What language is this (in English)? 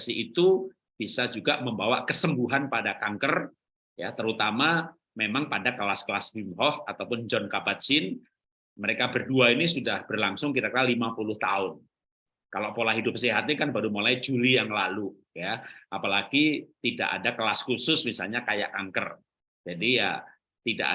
Indonesian